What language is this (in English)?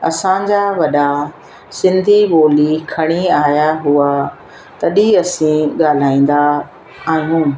Sindhi